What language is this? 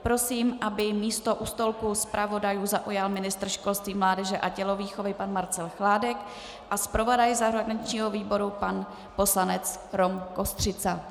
Czech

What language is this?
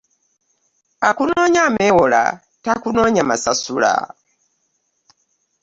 Ganda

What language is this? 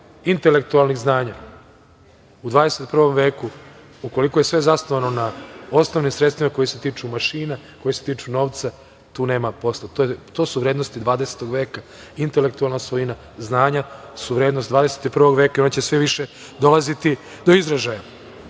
Serbian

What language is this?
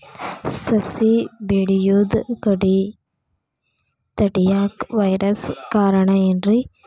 Kannada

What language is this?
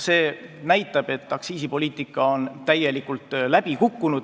Estonian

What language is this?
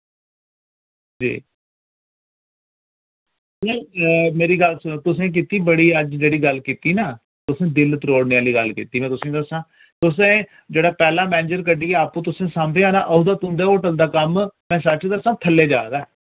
Dogri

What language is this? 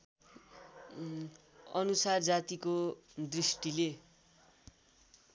Nepali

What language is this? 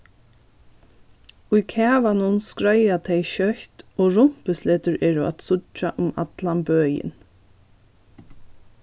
Faroese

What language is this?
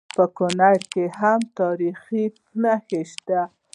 Pashto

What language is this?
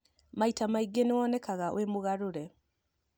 Kikuyu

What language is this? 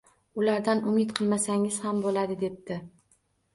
Uzbek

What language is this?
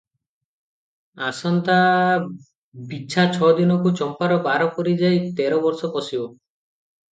Odia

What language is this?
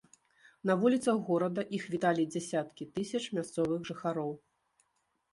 Belarusian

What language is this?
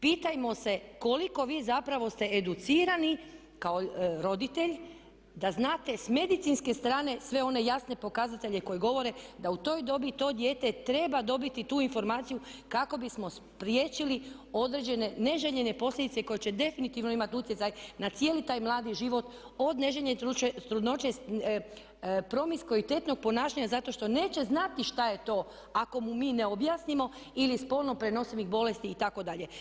Croatian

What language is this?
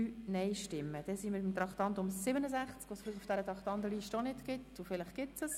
Swiss German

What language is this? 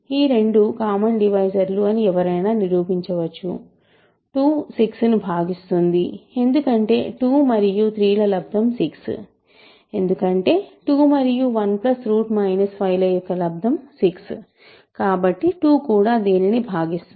Telugu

